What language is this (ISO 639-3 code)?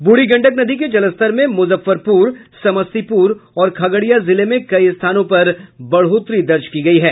hin